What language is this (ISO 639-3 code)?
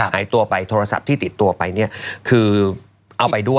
tha